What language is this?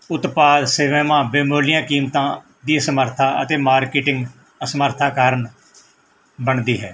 Punjabi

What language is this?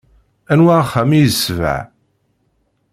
Kabyle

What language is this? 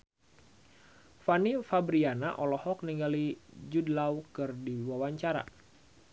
Sundanese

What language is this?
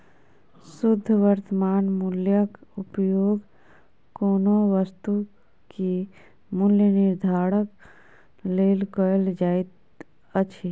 Maithili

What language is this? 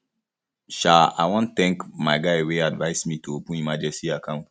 Nigerian Pidgin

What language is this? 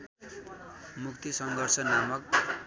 Nepali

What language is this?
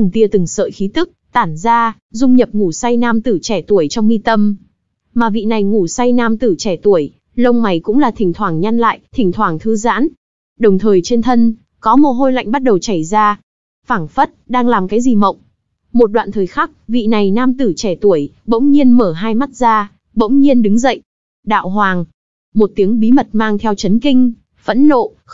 Vietnamese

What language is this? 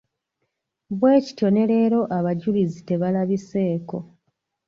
Ganda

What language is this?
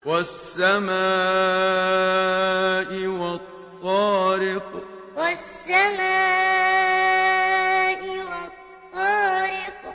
Arabic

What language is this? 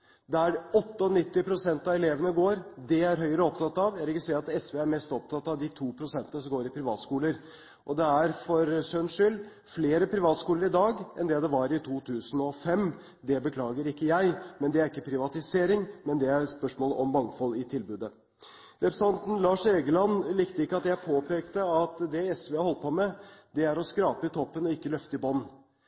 Norwegian Bokmål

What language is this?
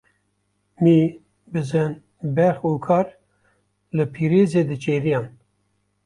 Kurdish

